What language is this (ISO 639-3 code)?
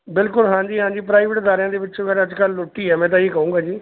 pan